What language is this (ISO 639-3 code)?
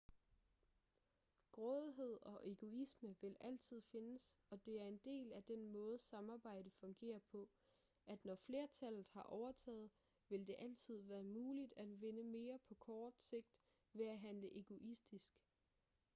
dan